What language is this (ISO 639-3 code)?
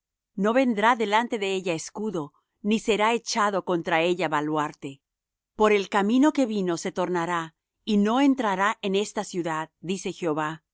spa